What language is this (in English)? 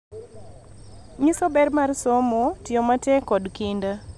Luo (Kenya and Tanzania)